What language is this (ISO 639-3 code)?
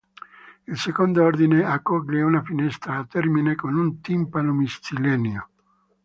ita